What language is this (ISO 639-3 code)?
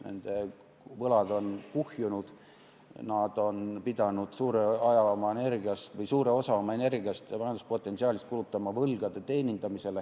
est